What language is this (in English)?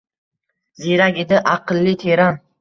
Uzbek